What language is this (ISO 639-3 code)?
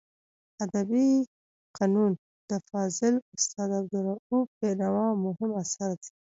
pus